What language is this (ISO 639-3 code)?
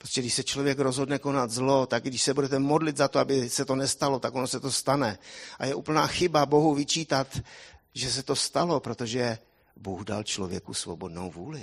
ces